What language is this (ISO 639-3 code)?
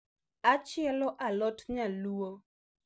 luo